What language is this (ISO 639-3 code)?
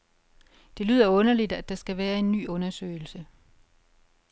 dan